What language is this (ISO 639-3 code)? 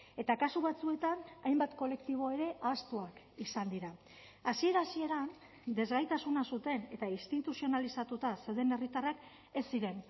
eus